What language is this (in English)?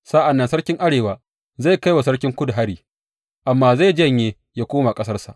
Hausa